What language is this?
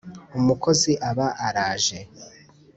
Kinyarwanda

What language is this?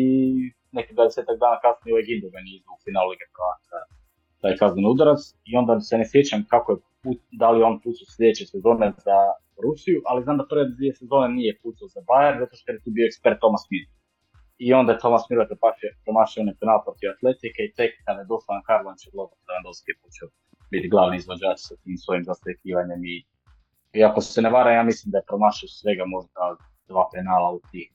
Croatian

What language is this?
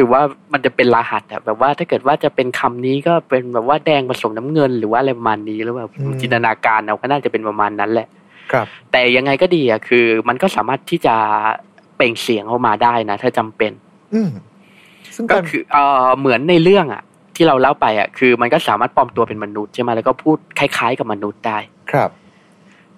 Thai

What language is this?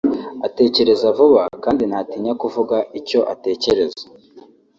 Kinyarwanda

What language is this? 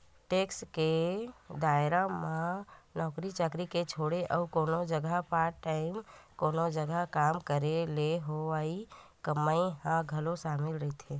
Chhattisgarhi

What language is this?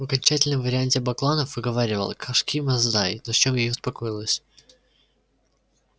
Russian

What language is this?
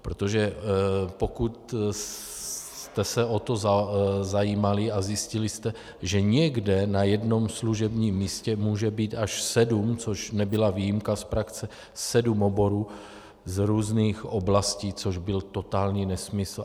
Czech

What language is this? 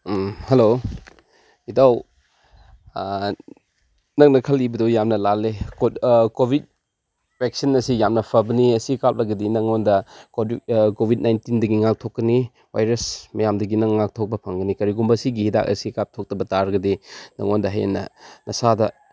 Manipuri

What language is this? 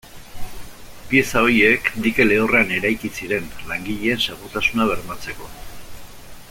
Basque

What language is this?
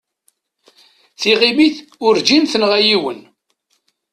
Kabyle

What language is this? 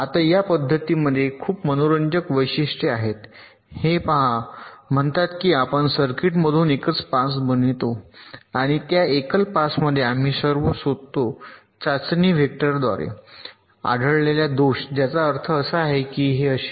Marathi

